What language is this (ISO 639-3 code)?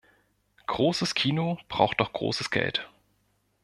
deu